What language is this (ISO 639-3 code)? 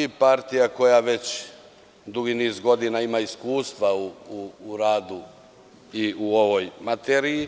srp